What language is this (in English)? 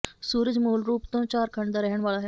Punjabi